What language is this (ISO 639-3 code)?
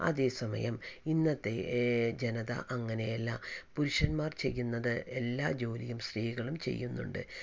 mal